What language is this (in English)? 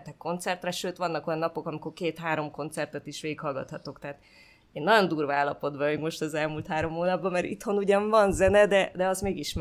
Hungarian